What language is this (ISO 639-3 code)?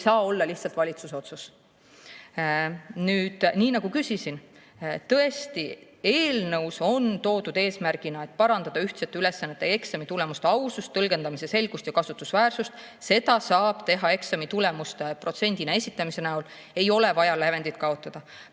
est